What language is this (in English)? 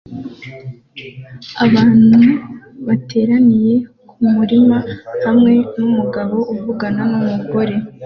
Kinyarwanda